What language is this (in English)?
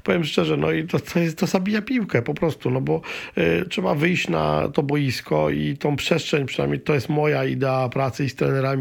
Polish